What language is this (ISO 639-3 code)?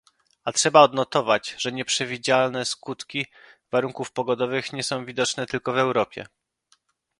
pol